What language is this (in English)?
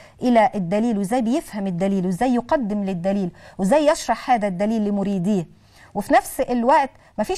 Arabic